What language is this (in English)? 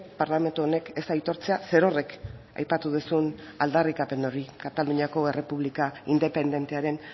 Basque